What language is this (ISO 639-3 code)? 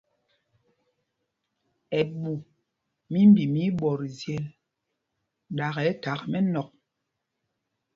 mgg